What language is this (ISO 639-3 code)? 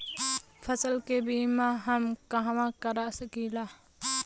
bho